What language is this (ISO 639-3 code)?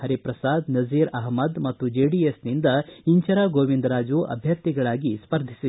kan